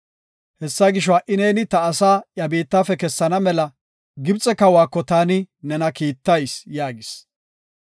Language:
Gofa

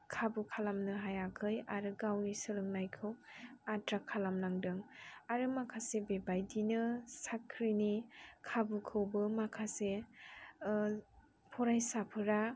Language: Bodo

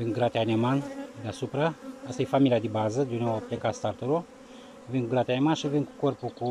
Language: Romanian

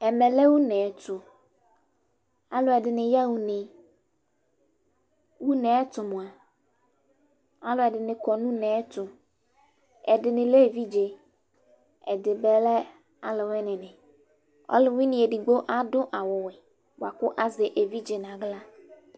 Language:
Ikposo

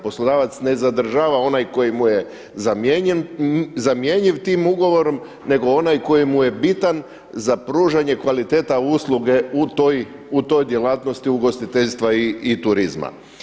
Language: Croatian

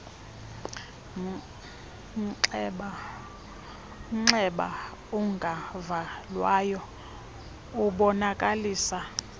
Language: Xhosa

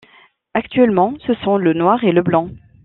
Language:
French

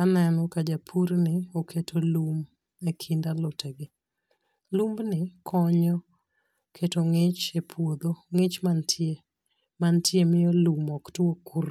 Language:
Luo (Kenya and Tanzania)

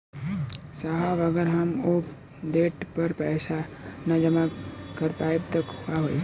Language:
Bhojpuri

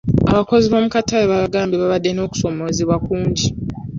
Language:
Ganda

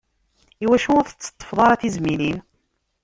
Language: Kabyle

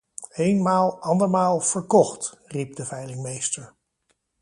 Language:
Dutch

